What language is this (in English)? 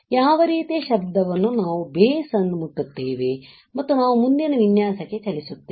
Kannada